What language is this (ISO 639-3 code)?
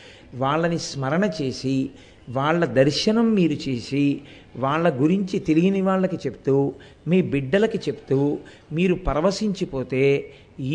tel